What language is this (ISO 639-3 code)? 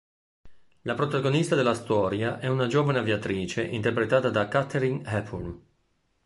ita